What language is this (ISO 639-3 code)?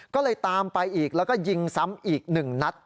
tha